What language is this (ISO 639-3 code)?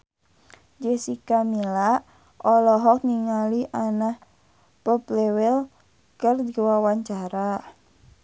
sun